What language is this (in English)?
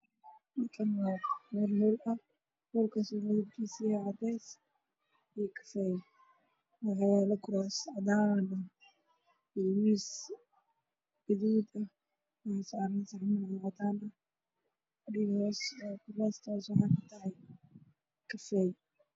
Somali